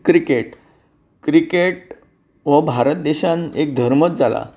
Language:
Konkani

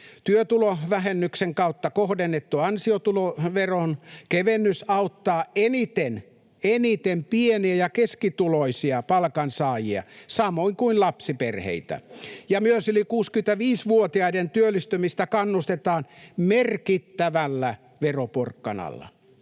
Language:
Finnish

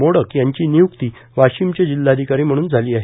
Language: Marathi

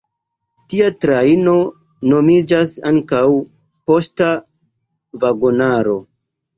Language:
Esperanto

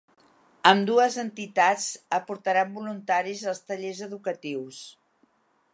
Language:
Catalan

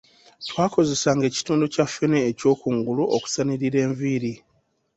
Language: Ganda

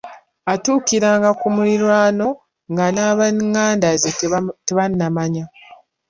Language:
Ganda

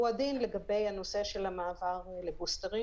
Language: Hebrew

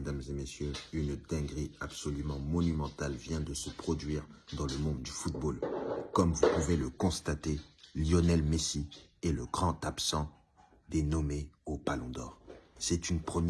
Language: French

